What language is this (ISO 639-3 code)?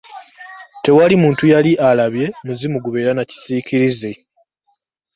lug